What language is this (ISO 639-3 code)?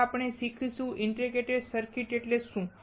guj